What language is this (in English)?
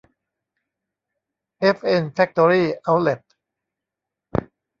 Thai